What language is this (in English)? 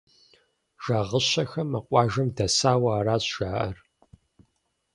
Kabardian